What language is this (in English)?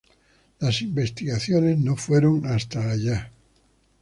Spanish